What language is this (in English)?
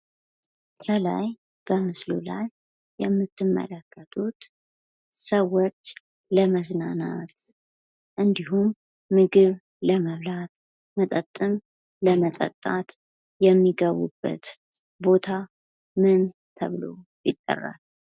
Amharic